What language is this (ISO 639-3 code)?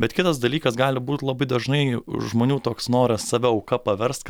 lit